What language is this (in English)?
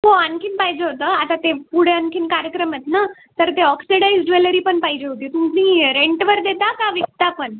Marathi